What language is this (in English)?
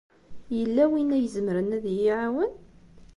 Kabyle